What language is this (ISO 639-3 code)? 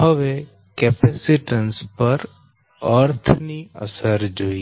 guj